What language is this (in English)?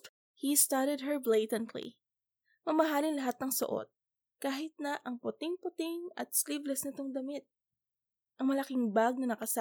Filipino